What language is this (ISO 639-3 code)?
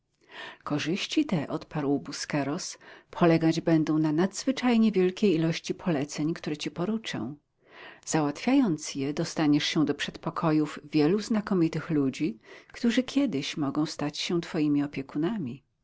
pol